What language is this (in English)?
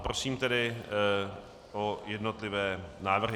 Czech